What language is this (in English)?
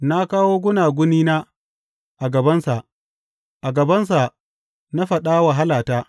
Hausa